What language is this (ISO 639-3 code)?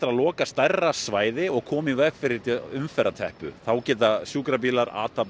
isl